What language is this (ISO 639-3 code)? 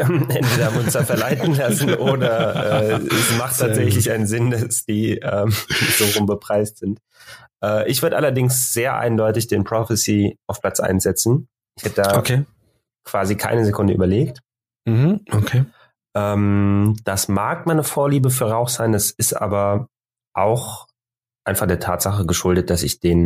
deu